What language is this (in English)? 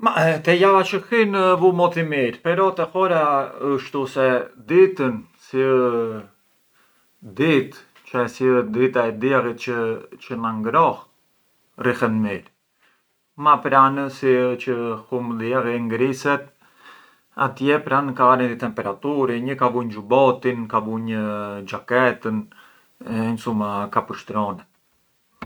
Arbëreshë Albanian